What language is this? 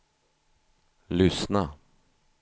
Swedish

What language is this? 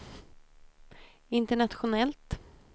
Swedish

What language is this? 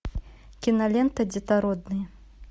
Russian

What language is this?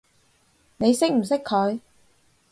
Cantonese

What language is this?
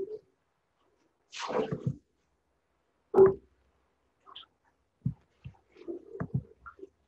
Indonesian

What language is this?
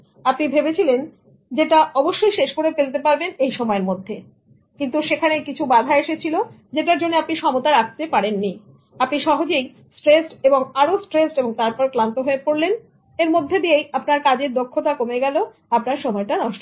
Bangla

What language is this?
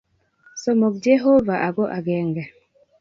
Kalenjin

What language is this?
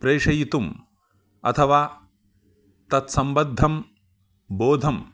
Sanskrit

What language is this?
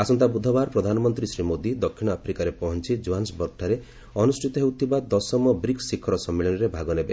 Odia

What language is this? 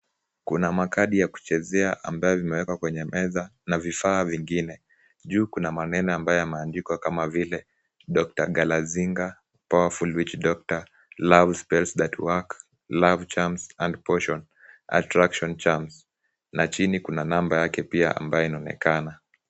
Swahili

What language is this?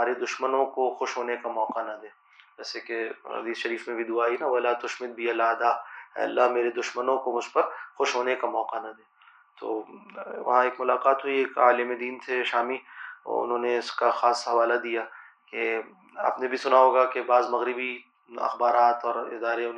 Urdu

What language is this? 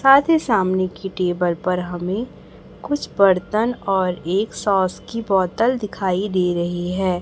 Hindi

